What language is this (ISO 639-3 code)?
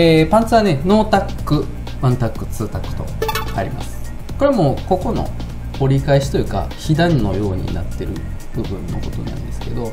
jpn